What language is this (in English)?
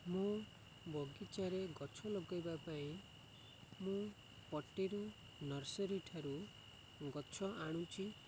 Odia